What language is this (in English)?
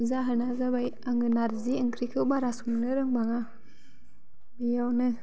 Bodo